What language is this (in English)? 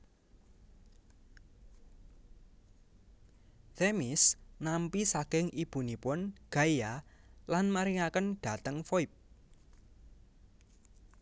Javanese